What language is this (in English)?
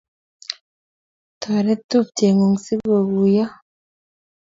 Kalenjin